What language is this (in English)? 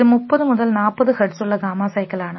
Malayalam